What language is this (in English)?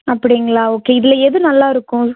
Tamil